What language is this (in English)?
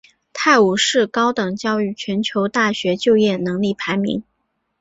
Chinese